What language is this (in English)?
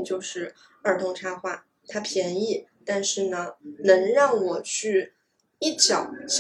Chinese